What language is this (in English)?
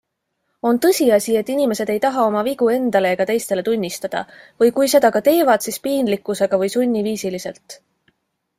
Estonian